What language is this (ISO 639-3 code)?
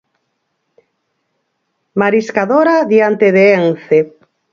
glg